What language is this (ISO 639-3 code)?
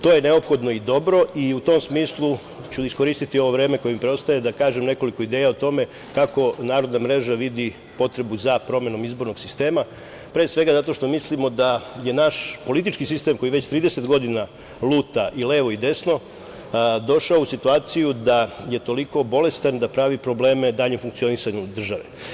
srp